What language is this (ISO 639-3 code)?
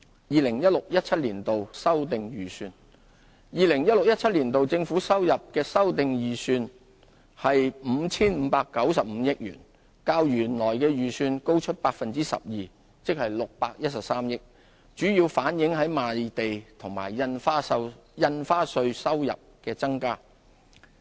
yue